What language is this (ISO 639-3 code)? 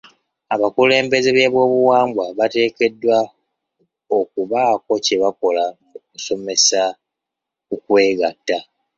lug